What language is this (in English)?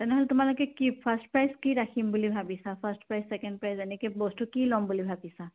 Assamese